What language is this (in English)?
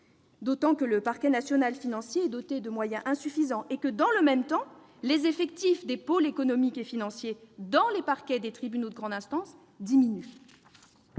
French